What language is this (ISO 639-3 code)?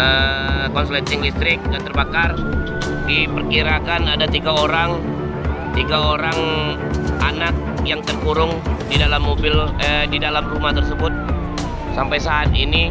ind